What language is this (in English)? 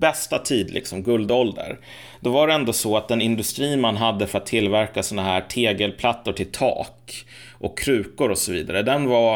Swedish